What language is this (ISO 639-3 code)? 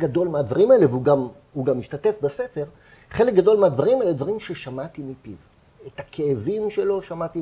heb